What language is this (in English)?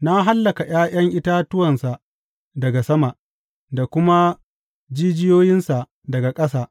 Hausa